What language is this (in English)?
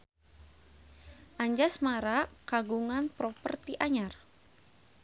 Sundanese